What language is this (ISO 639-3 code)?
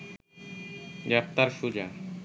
ben